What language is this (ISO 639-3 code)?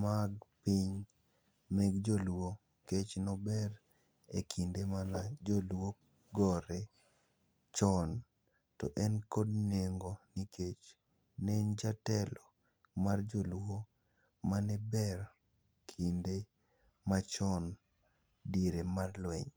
luo